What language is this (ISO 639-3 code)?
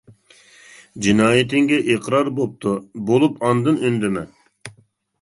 uig